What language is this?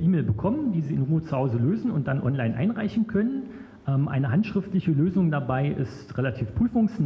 German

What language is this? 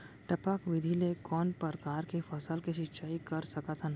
Chhattisgarhi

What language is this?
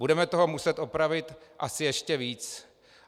Czech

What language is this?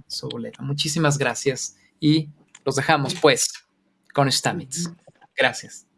Spanish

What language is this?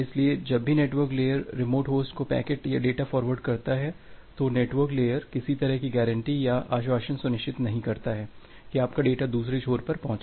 Hindi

